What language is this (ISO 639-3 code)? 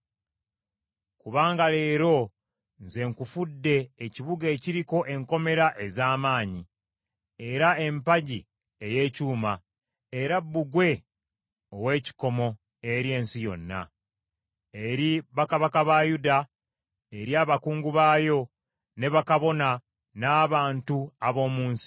lug